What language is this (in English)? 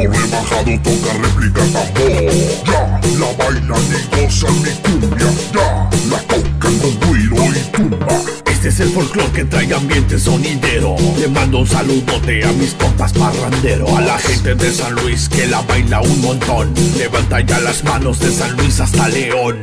Arabic